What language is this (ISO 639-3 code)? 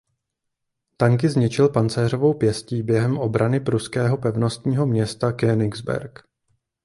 ces